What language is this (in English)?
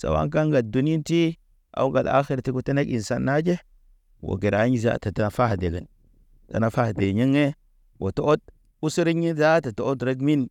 Naba